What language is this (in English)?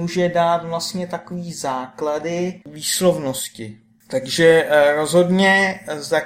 Czech